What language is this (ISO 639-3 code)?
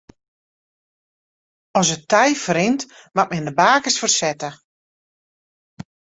fry